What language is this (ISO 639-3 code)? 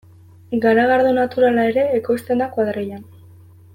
eus